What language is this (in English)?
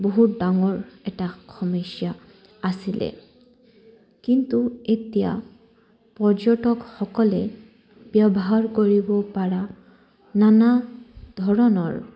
Assamese